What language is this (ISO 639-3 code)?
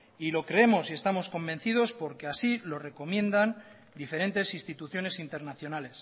spa